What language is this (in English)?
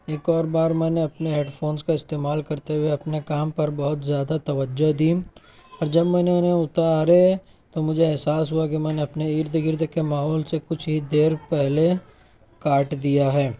Urdu